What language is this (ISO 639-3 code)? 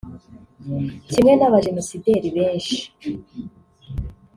kin